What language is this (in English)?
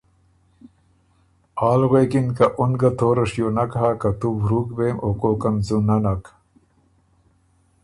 Ormuri